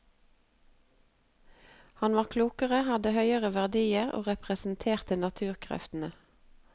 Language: Norwegian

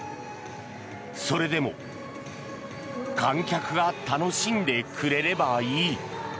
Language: Japanese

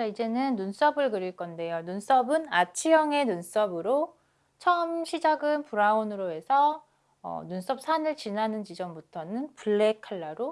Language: Korean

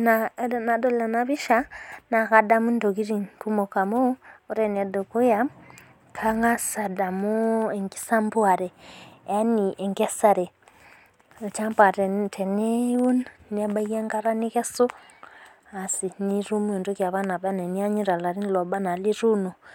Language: Masai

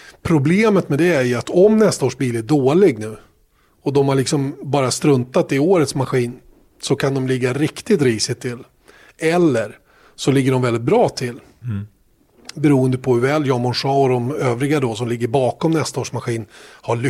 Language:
Swedish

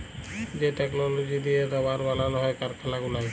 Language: Bangla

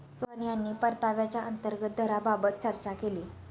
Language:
Marathi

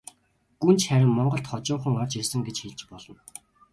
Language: Mongolian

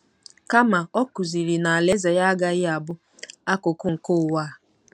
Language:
Igbo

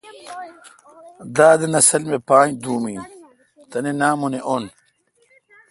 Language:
Kalkoti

